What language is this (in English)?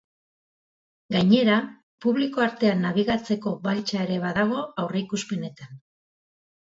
Basque